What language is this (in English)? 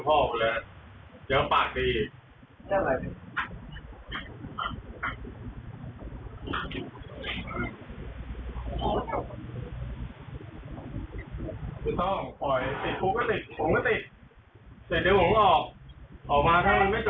Thai